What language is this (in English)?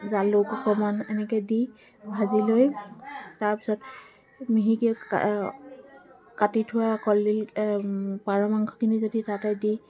Assamese